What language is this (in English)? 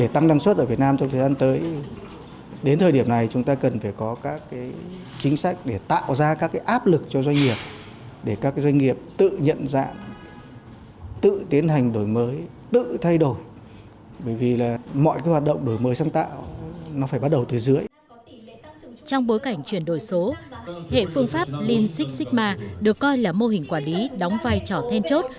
Vietnamese